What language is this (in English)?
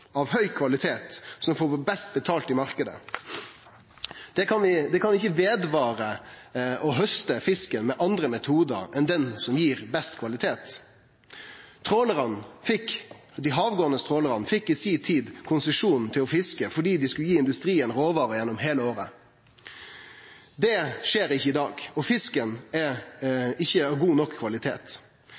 Norwegian Nynorsk